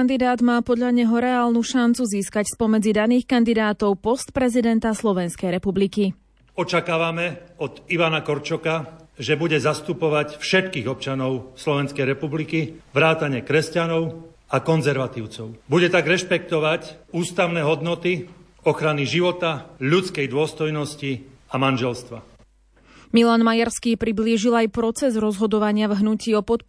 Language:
Slovak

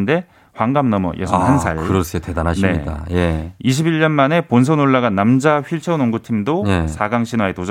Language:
Korean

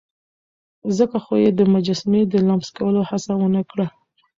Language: Pashto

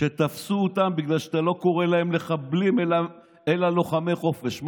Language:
Hebrew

